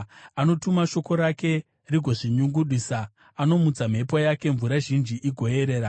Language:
Shona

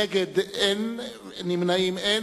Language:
Hebrew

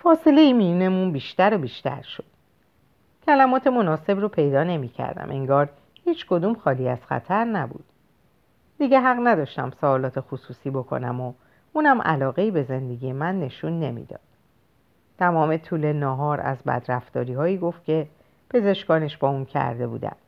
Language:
Persian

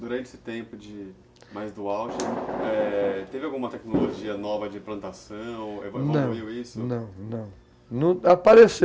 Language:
Portuguese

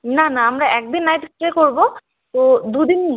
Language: Bangla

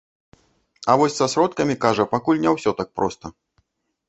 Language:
Belarusian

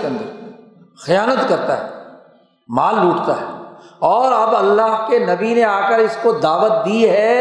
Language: Urdu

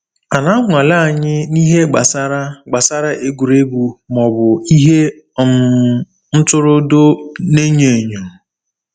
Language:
Igbo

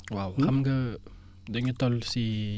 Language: Wolof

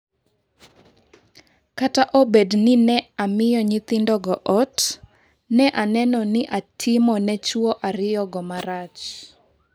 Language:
Luo (Kenya and Tanzania)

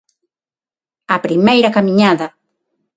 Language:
Galician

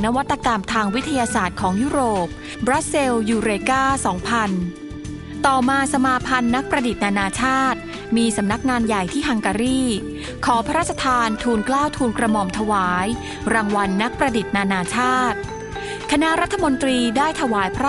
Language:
Thai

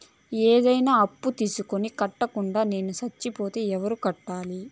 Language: Telugu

